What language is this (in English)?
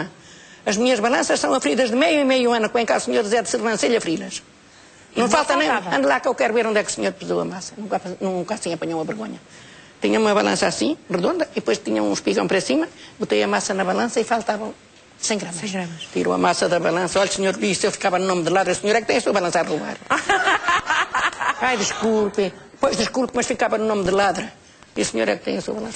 Portuguese